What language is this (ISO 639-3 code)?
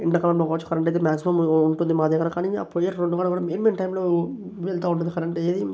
tel